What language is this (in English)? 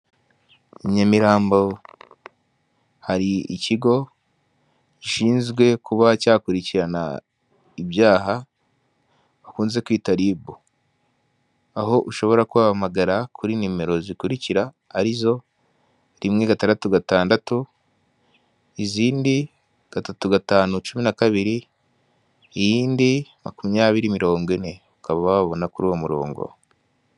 Kinyarwanda